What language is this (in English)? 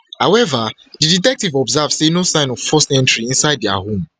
Nigerian Pidgin